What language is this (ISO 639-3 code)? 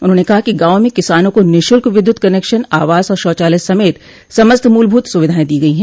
hin